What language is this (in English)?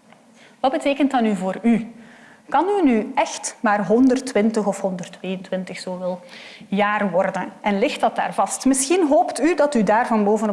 Dutch